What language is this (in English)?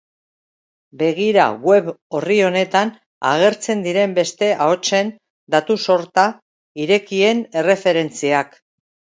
Basque